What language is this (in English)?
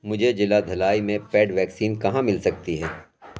Urdu